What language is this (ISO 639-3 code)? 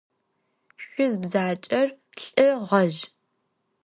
ady